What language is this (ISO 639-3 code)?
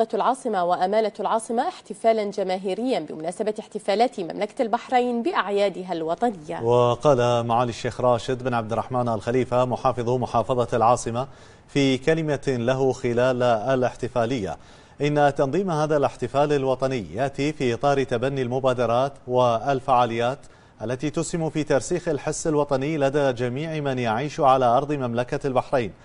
ara